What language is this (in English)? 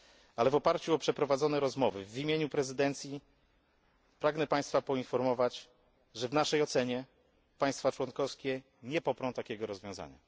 Polish